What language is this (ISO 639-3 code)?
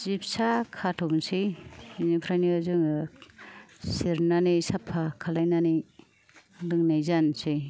brx